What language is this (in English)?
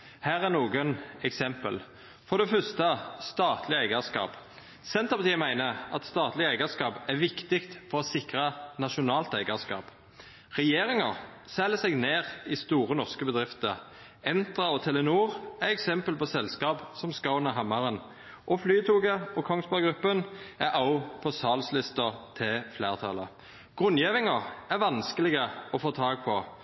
Norwegian Nynorsk